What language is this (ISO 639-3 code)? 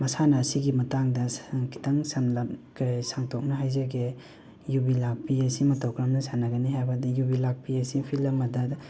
mni